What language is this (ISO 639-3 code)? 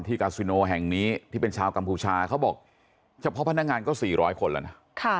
tha